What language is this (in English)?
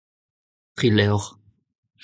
Breton